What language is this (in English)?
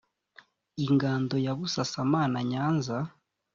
Kinyarwanda